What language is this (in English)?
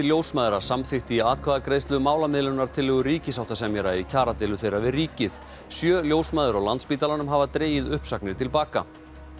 Icelandic